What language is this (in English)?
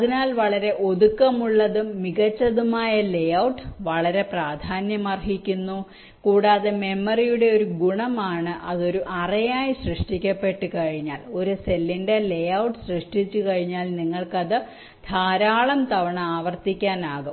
Malayalam